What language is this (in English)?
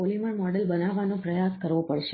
Gujarati